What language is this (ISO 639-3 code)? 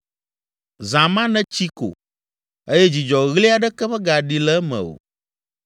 ewe